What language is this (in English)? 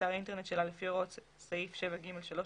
Hebrew